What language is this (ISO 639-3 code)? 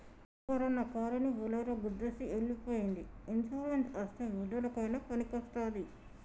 tel